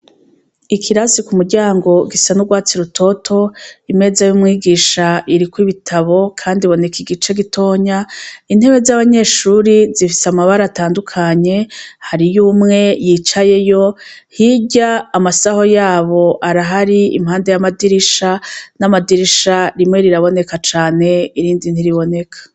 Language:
Rundi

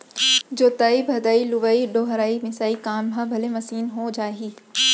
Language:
Chhattisgarhi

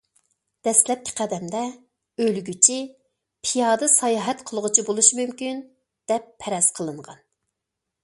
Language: Uyghur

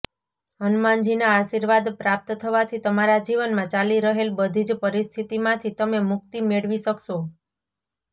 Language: Gujarati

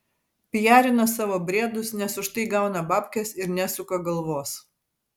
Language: Lithuanian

